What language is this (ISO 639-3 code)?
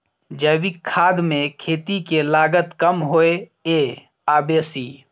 mai